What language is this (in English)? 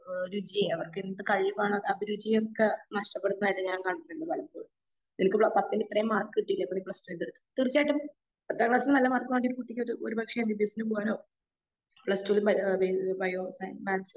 Malayalam